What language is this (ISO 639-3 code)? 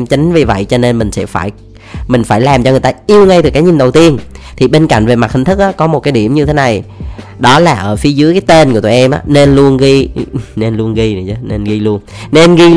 vie